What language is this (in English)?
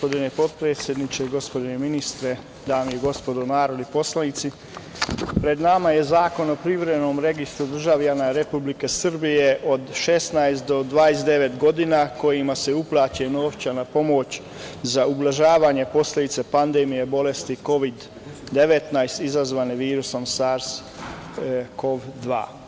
Serbian